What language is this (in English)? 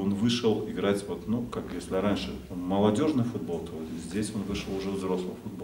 Russian